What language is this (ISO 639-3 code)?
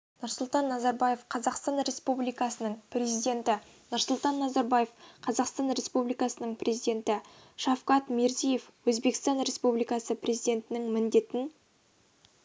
kaz